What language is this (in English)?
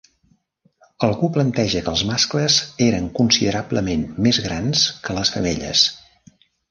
Catalan